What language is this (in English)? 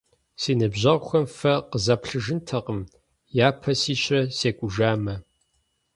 Kabardian